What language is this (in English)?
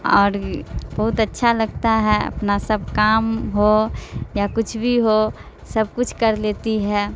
Urdu